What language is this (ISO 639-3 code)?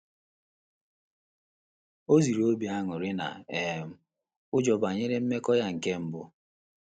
ibo